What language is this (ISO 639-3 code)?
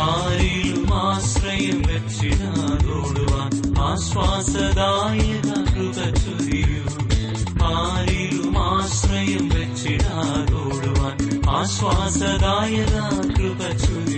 mal